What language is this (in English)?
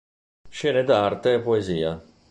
Italian